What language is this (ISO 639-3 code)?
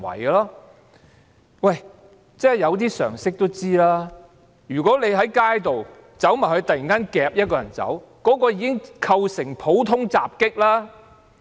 yue